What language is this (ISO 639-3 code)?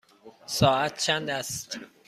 fas